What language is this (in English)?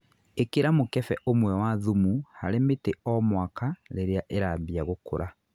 Kikuyu